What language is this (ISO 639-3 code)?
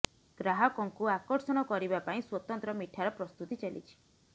ori